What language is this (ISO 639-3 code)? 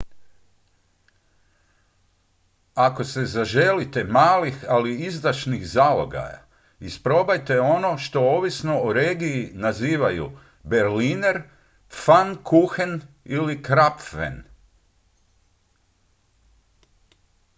hrv